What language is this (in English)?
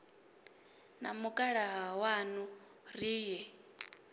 Venda